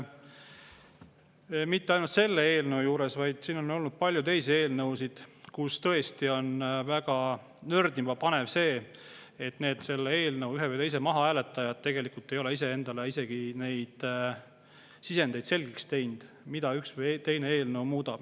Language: Estonian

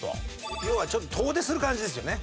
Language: Japanese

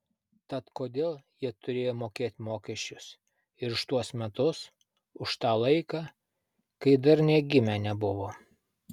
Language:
Lithuanian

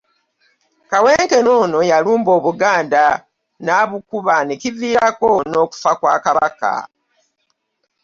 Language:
Ganda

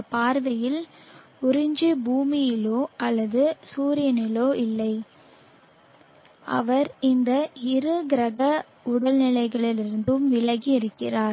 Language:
Tamil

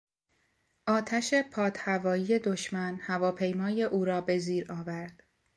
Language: Persian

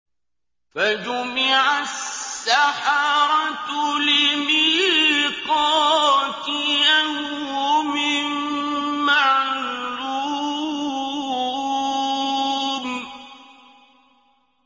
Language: Arabic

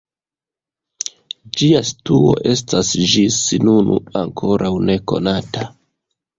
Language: Esperanto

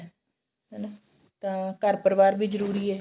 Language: Punjabi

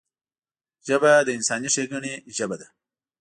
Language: Pashto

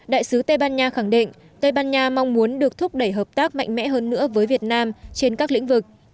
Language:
Vietnamese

